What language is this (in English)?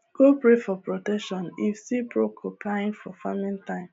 Nigerian Pidgin